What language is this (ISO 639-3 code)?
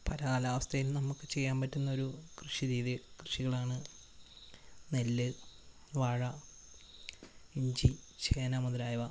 mal